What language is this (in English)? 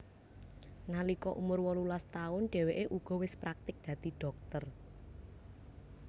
Javanese